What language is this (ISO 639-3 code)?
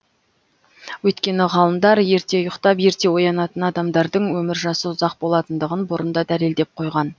kaz